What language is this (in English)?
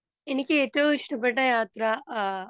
Malayalam